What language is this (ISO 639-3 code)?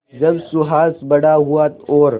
hin